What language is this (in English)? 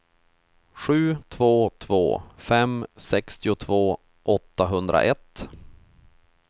Swedish